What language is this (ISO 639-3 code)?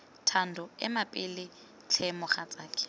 tsn